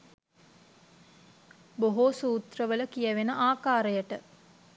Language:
Sinhala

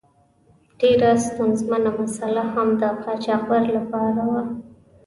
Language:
Pashto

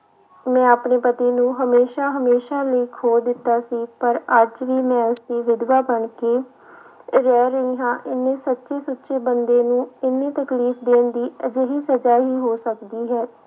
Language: Punjabi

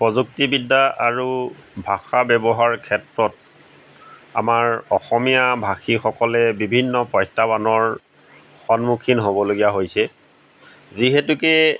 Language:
Assamese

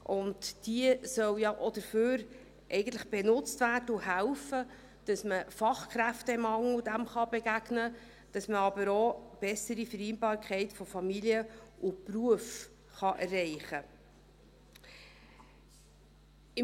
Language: Swiss German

